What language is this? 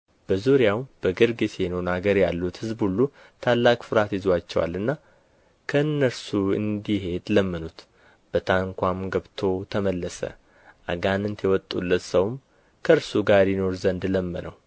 Amharic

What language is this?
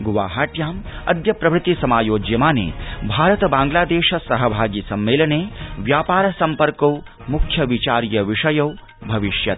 Sanskrit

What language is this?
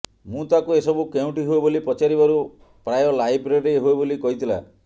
Odia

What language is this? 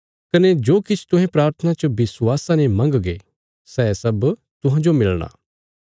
Bilaspuri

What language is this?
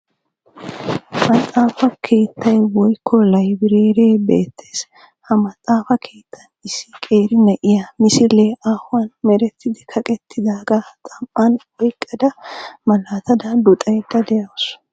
Wolaytta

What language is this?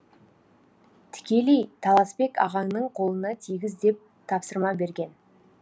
Kazakh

